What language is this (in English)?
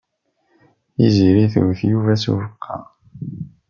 Kabyle